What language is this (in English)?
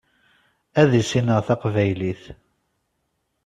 Kabyle